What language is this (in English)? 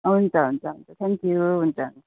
Nepali